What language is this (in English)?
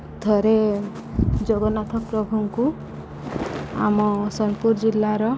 Odia